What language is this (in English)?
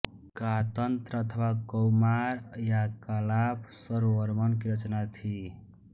Hindi